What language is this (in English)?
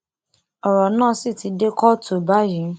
Yoruba